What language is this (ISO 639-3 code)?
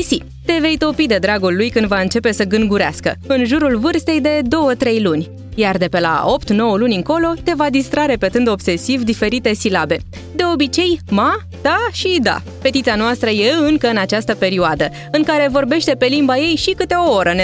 ron